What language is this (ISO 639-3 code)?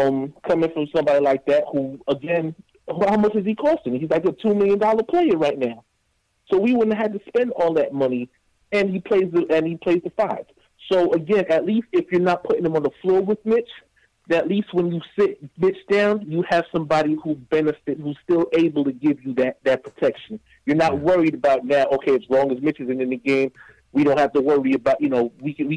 eng